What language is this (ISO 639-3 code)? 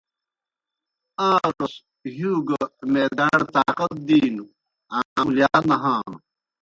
plk